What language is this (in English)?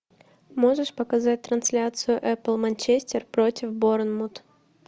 Russian